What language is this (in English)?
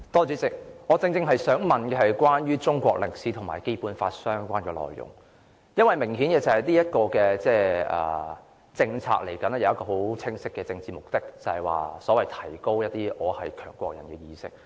Cantonese